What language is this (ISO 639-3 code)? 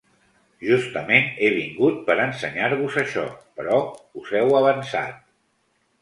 cat